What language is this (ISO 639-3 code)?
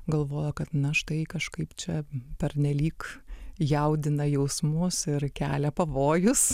lit